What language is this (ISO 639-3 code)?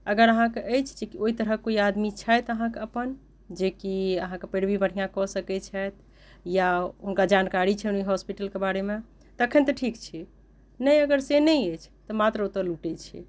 mai